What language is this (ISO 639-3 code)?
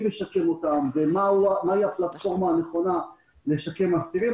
heb